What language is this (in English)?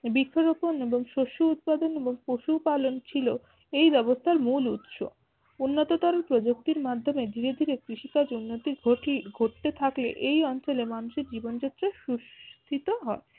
Bangla